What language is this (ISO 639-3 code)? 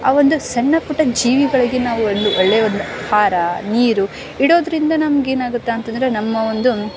kan